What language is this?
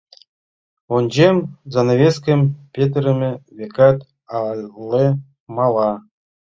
Mari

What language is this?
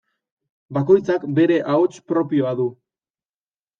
Basque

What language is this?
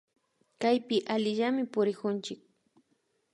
Imbabura Highland Quichua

